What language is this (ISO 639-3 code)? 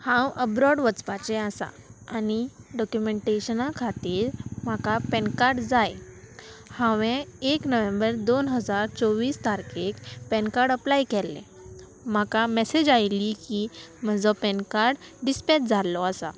kok